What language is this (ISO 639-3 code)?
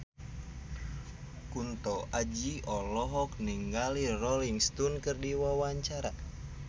sun